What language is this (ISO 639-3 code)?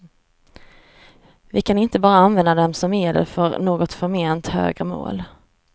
swe